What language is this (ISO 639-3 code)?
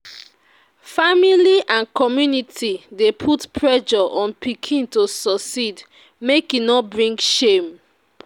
pcm